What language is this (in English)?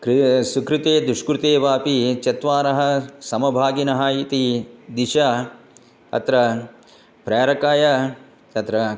Sanskrit